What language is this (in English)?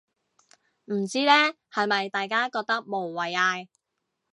Cantonese